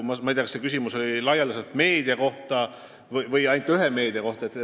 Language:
Estonian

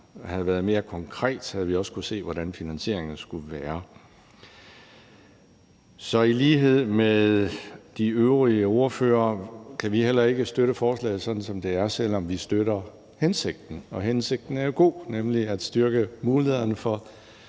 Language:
Danish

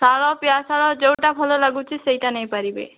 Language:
Odia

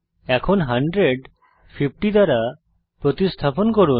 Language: Bangla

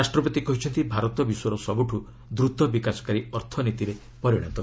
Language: Odia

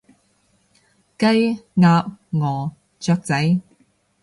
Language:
Cantonese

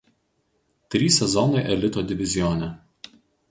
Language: Lithuanian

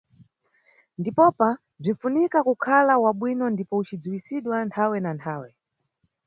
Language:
Nyungwe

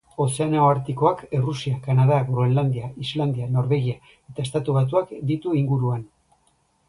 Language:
Basque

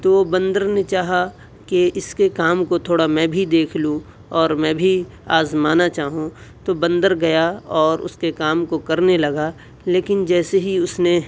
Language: Urdu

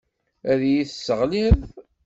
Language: Kabyle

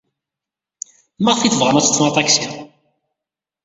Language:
Kabyle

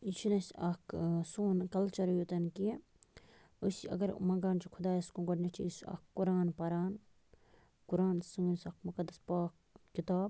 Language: Kashmiri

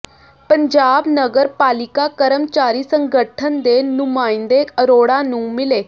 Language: Punjabi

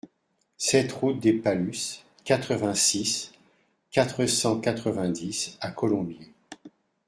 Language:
French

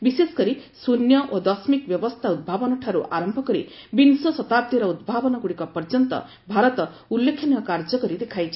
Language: Odia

